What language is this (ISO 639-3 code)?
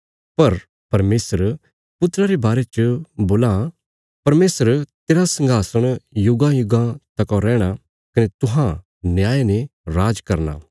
kfs